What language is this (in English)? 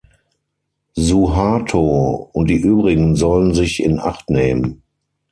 German